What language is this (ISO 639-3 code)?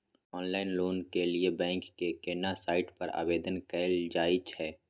mai